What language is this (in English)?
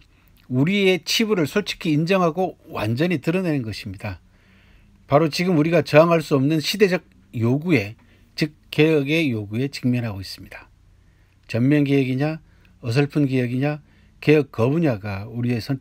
Korean